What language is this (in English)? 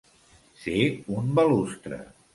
Catalan